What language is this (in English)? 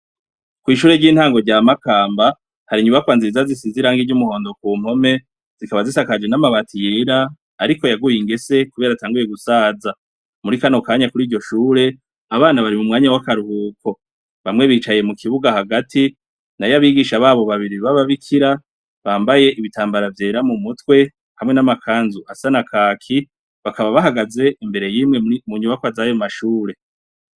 Rundi